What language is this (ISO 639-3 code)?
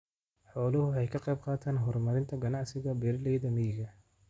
som